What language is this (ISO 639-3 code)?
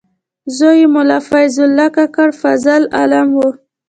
pus